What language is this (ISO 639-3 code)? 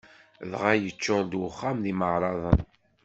kab